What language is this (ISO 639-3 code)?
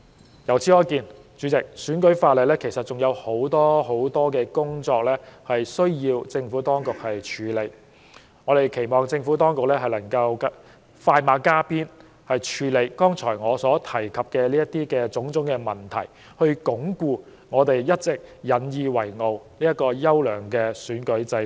yue